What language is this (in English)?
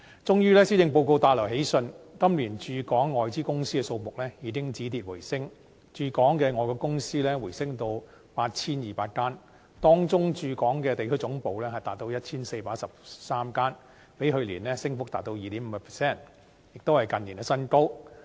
Cantonese